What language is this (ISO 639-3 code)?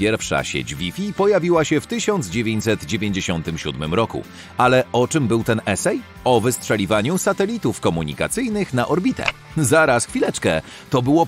pol